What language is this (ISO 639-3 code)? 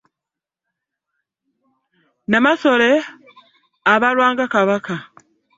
lug